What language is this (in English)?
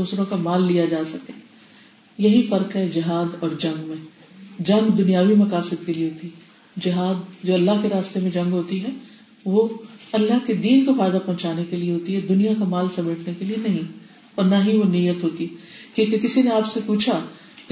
Urdu